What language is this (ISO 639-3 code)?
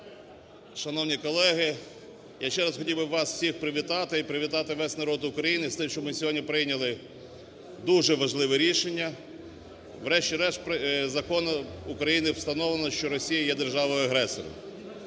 ukr